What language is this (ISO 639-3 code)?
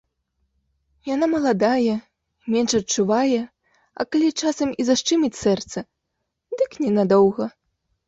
bel